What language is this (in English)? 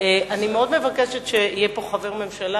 Hebrew